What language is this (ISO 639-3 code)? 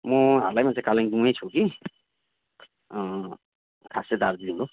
nep